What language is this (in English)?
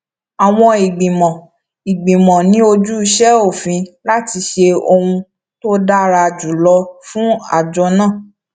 Yoruba